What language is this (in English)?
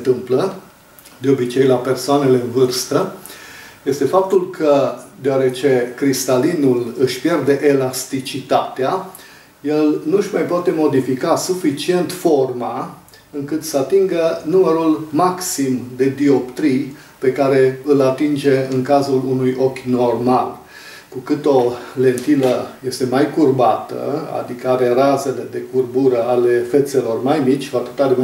Romanian